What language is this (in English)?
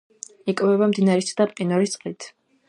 Georgian